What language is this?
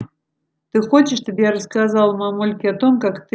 Russian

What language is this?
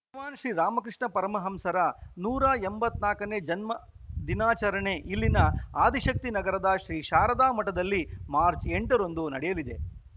Kannada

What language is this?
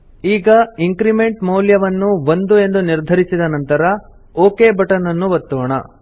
Kannada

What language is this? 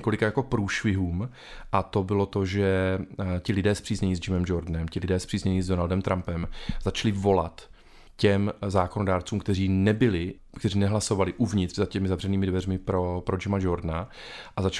Czech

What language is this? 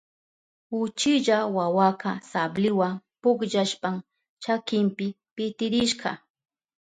Southern Pastaza Quechua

